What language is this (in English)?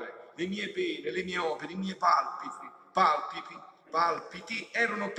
Italian